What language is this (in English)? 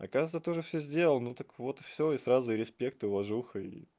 Russian